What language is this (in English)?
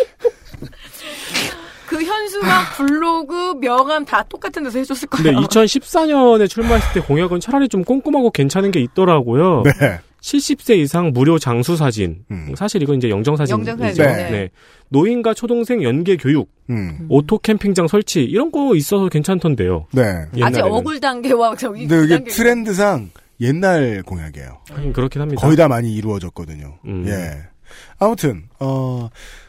Korean